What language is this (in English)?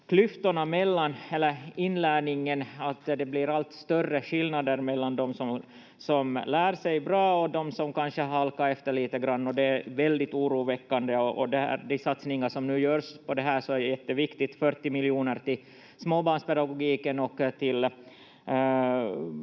Finnish